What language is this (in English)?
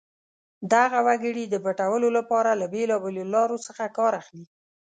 Pashto